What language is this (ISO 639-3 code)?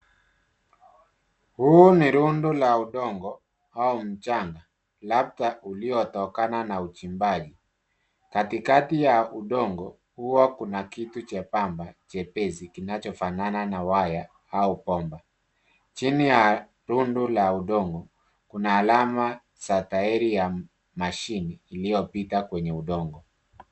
swa